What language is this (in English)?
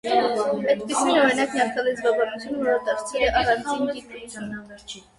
Armenian